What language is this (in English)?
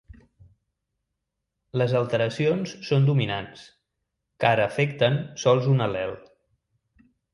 Catalan